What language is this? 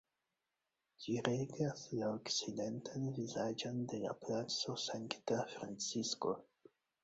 Esperanto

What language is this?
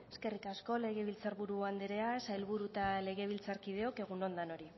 Basque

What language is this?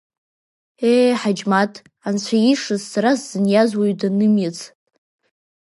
Abkhazian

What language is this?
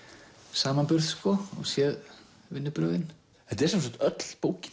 Icelandic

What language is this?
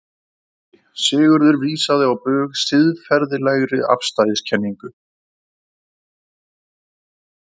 Icelandic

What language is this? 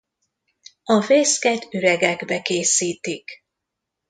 Hungarian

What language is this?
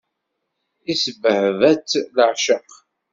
Kabyle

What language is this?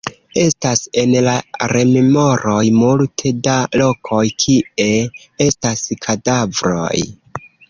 Esperanto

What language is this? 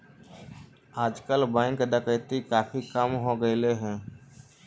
Magahi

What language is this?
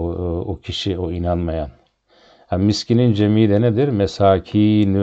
Turkish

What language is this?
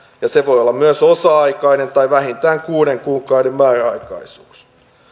Finnish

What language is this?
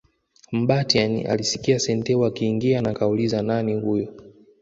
Swahili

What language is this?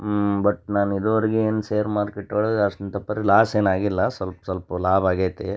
Kannada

